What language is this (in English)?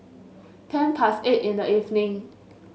English